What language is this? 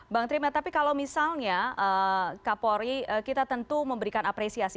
Indonesian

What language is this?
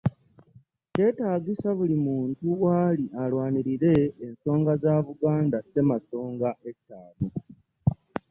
Ganda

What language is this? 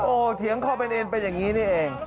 Thai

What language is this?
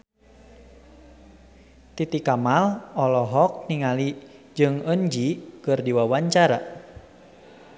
Sundanese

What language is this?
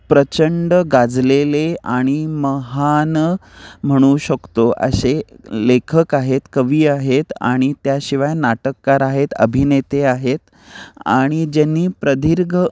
Marathi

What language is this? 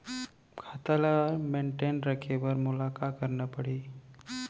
Chhattisgarhi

